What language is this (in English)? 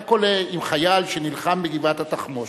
Hebrew